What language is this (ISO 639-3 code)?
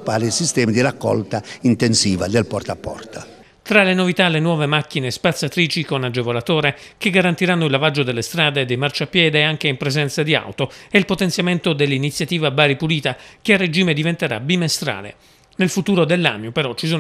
ita